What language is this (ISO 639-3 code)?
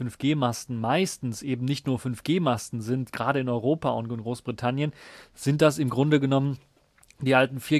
deu